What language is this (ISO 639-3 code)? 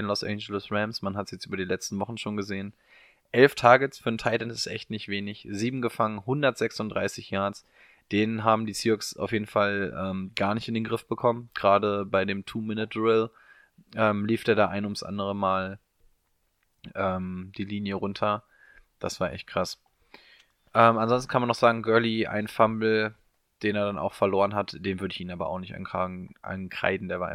deu